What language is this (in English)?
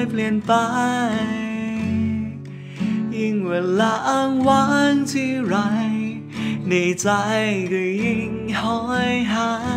Thai